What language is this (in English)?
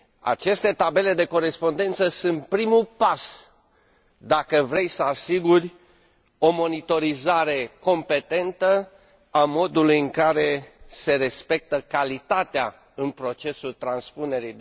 Romanian